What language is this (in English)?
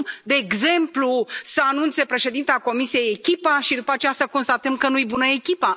Romanian